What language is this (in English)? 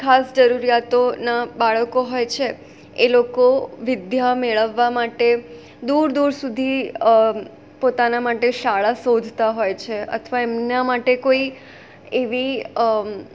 Gujarati